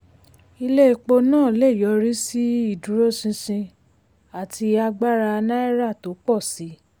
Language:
Yoruba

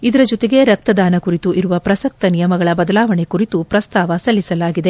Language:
Kannada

